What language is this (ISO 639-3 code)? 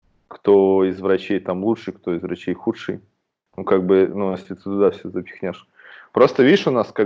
rus